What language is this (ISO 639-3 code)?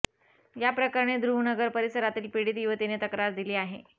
mar